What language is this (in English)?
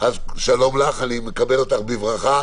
Hebrew